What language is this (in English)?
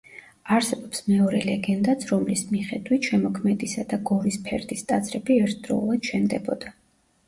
Georgian